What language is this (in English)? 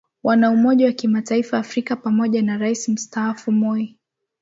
Swahili